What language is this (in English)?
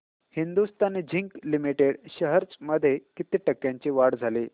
Marathi